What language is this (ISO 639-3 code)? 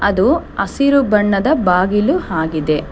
kan